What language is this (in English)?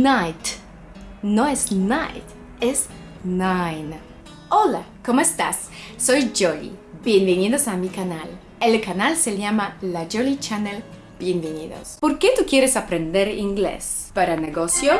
Spanish